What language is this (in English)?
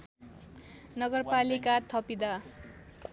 Nepali